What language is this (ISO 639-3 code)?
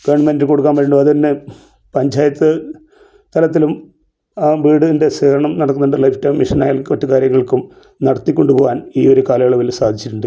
mal